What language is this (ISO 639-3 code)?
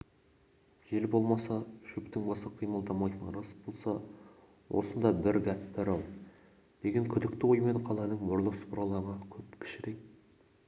kaz